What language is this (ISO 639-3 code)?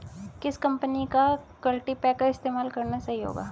hin